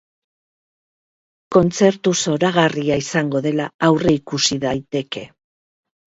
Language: Basque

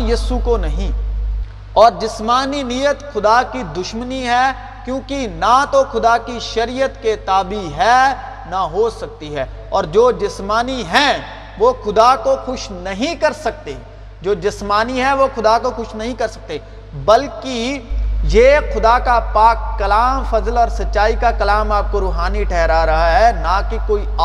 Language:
Urdu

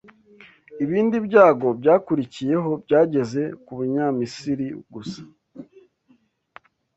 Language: Kinyarwanda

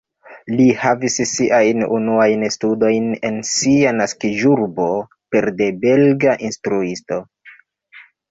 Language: Esperanto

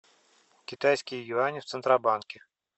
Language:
Russian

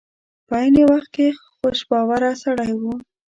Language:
Pashto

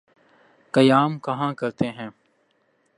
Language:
Urdu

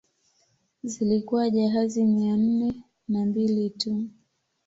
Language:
Swahili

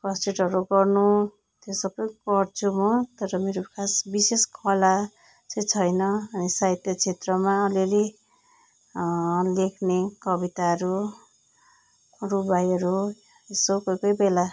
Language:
Nepali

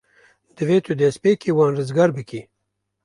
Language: Kurdish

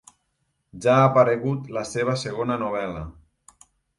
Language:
Catalan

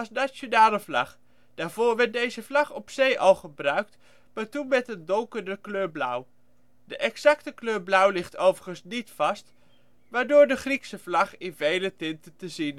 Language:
Dutch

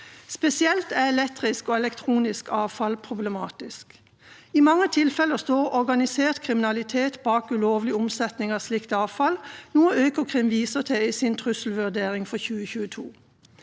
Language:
Norwegian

